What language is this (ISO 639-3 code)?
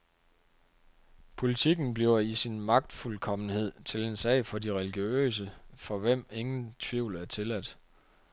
dan